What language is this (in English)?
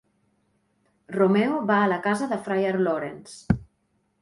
Catalan